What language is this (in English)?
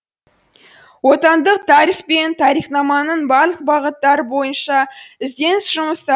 Kazakh